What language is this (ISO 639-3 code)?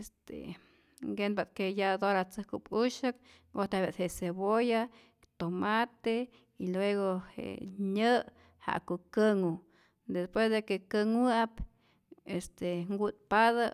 zor